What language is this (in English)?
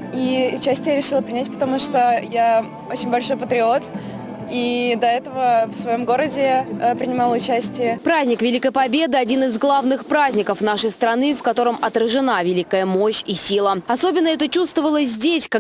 Russian